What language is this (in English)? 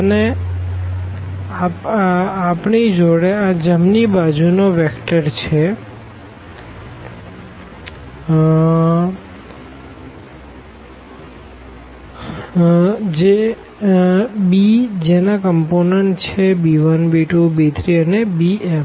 Gujarati